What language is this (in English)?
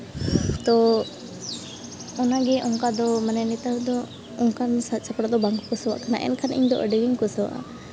Santali